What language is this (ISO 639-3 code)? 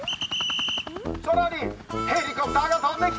jpn